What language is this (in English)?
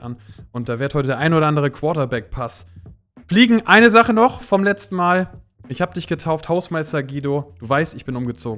German